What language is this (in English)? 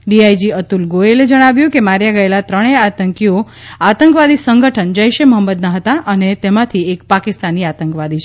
Gujarati